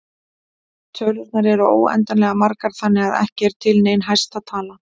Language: Icelandic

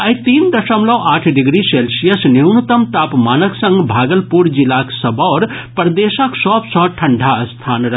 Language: Maithili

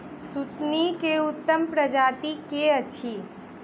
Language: Maithili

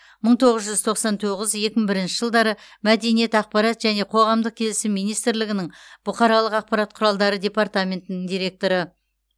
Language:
Kazakh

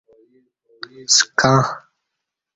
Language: Kati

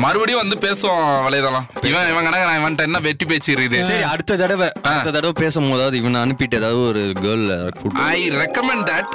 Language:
Tamil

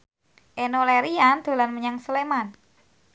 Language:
Javanese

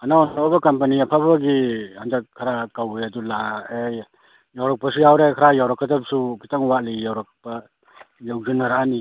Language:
Manipuri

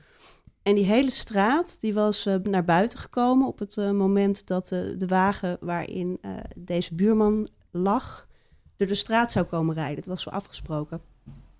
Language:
Dutch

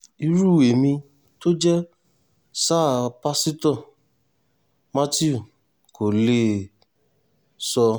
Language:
Yoruba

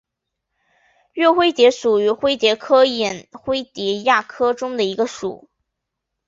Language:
Chinese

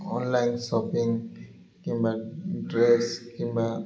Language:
Odia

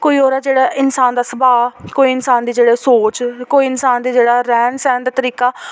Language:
Dogri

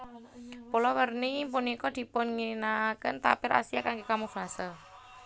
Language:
Javanese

